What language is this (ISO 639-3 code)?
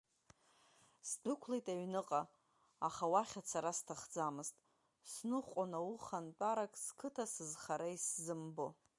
abk